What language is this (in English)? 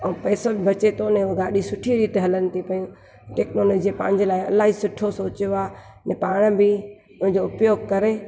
Sindhi